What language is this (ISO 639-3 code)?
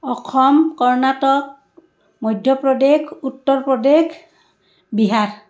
asm